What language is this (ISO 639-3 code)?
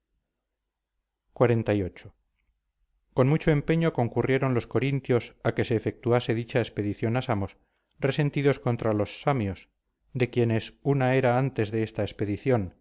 spa